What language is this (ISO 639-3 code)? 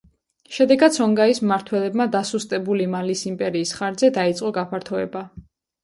kat